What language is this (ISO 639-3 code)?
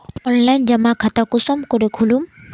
mag